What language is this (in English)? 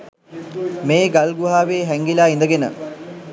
Sinhala